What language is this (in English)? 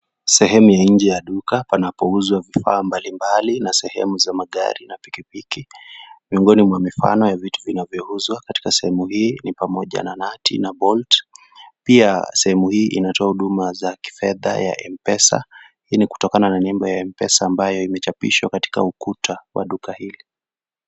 Swahili